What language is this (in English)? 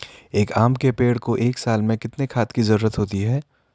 Hindi